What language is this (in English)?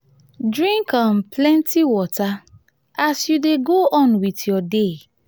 Nigerian Pidgin